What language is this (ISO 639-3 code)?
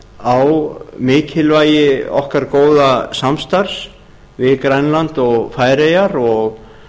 isl